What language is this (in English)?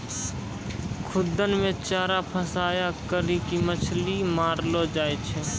Maithili